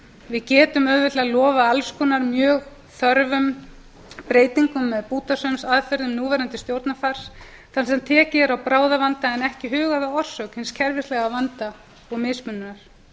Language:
Icelandic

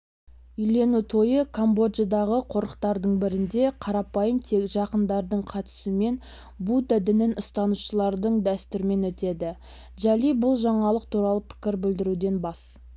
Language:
Kazakh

